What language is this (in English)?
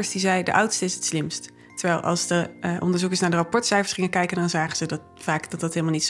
Dutch